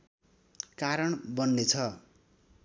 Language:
Nepali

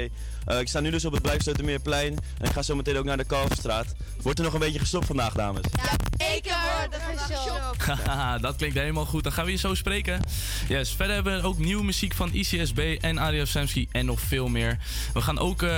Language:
Dutch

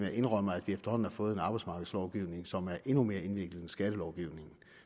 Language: Danish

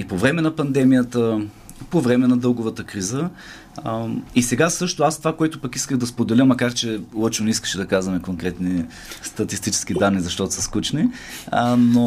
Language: Bulgarian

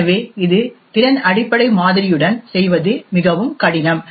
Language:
Tamil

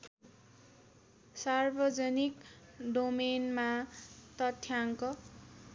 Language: Nepali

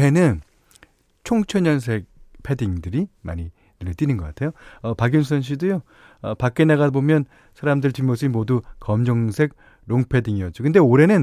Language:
Korean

